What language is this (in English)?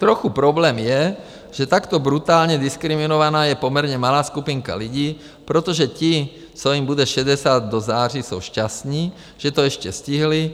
Czech